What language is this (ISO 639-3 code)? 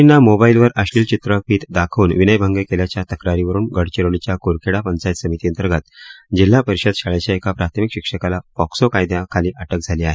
mar